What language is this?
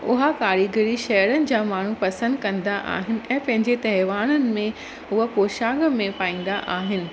Sindhi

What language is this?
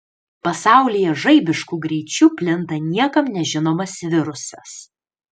Lithuanian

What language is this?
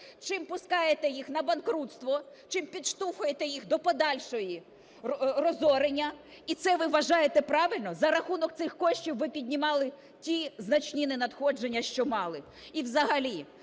Ukrainian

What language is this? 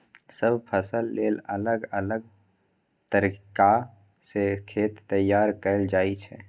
Maithili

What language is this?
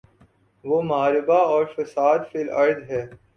Urdu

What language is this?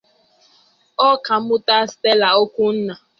Igbo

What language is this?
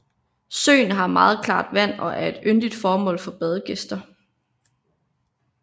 Danish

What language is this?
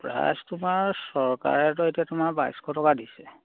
Assamese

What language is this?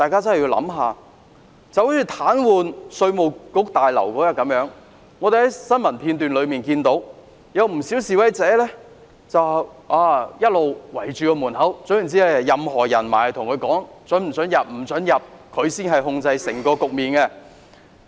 Cantonese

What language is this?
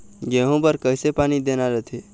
Chhattisgarhi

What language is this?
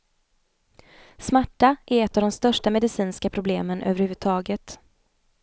Swedish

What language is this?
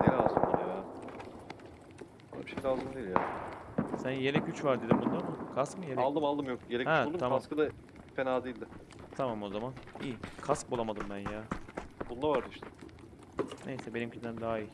Turkish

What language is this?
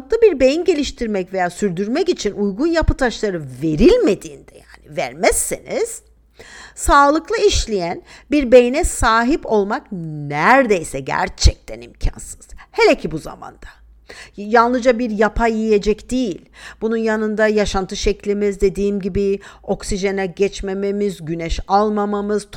Turkish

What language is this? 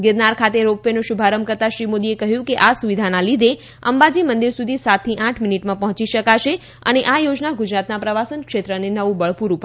Gujarati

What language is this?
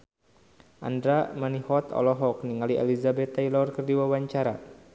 Sundanese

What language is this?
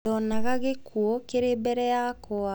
Kikuyu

